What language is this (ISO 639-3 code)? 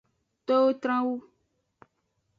ajg